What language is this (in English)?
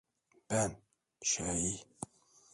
Turkish